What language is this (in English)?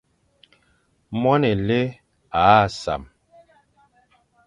Fang